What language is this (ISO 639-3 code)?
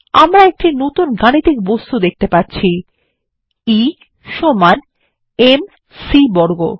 ben